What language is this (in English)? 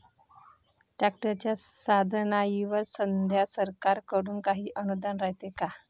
Marathi